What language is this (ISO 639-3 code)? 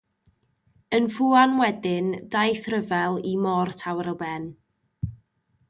cym